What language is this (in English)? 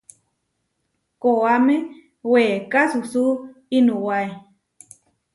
Huarijio